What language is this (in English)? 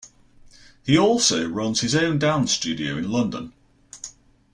English